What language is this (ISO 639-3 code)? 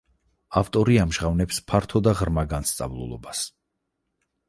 kat